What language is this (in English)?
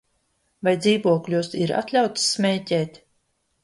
Latvian